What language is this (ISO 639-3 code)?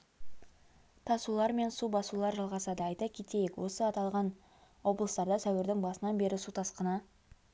kaz